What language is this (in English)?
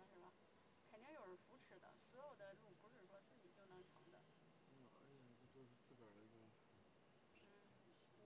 Chinese